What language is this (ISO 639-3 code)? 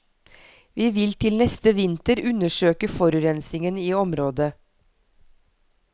nor